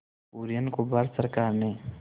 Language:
Hindi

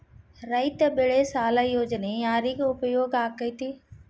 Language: Kannada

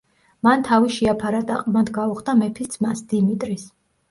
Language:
Georgian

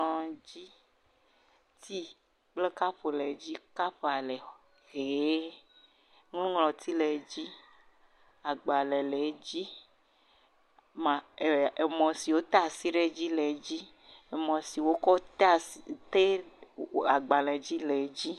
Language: Ewe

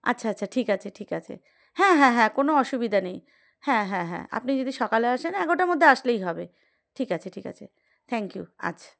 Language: Bangla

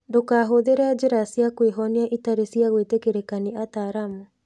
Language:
Kikuyu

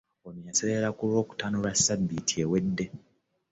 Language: Ganda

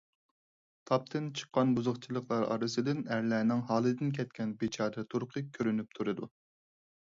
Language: Uyghur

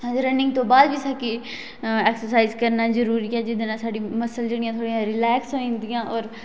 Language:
Dogri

